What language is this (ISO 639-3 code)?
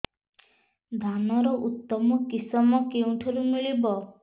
ori